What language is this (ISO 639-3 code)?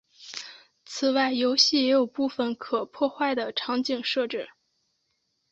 zho